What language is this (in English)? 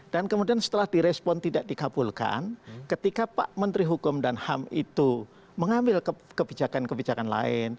Indonesian